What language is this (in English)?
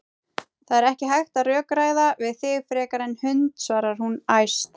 Icelandic